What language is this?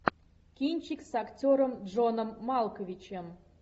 Russian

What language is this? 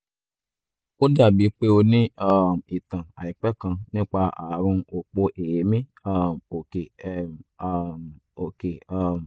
Yoruba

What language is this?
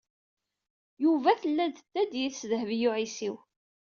Kabyle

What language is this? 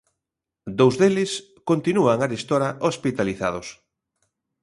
Galician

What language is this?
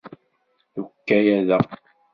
Kabyle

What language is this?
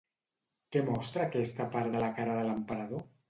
Catalan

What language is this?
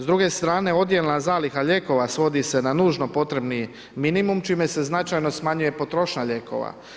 Croatian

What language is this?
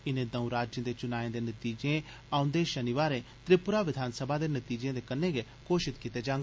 Dogri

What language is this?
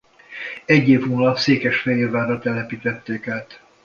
Hungarian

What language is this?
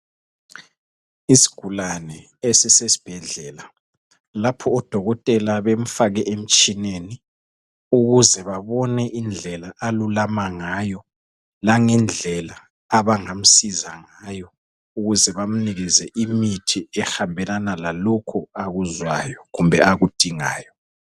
North Ndebele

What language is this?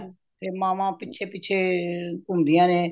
Punjabi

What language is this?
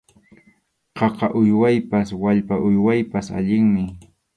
Arequipa-La Unión Quechua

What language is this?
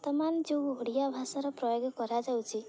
Odia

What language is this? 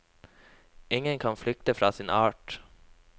Norwegian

